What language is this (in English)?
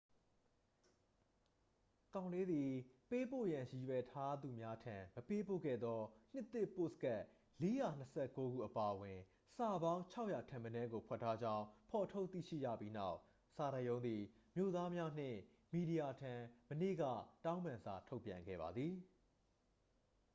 Burmese